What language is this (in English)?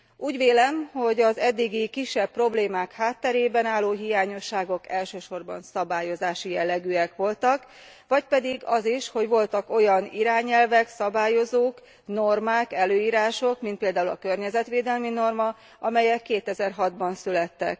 Hungarian